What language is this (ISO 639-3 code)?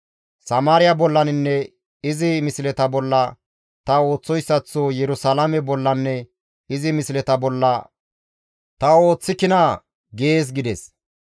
gmv